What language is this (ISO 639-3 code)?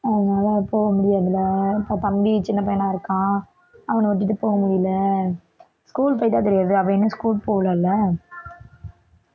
tam